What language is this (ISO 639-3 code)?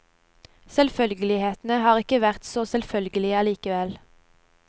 nor